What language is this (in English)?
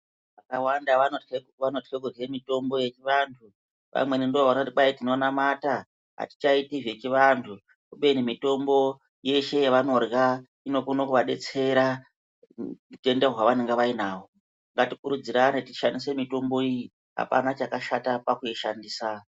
Ndau